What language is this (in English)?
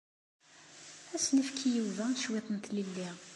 Kabyle